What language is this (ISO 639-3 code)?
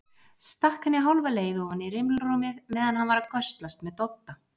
isl